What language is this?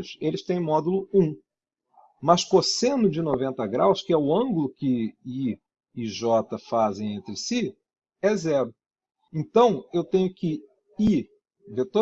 Portuguese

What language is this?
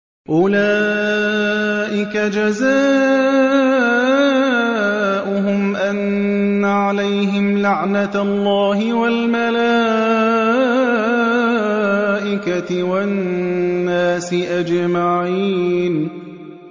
Arabic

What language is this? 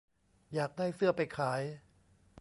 Thai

